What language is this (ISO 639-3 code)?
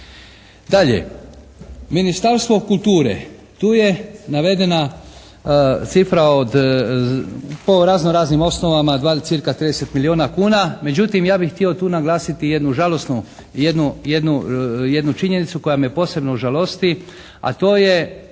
hrv